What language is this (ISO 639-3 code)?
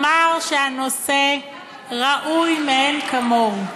heb